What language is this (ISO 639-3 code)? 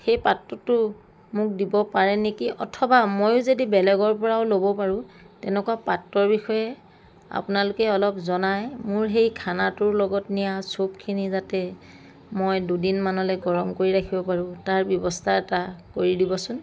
asm